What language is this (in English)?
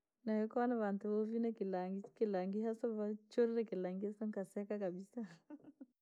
Langi